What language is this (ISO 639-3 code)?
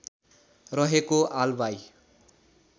nep